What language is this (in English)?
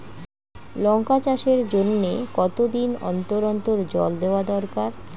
Bangla